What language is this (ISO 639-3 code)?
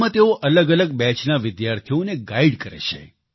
guj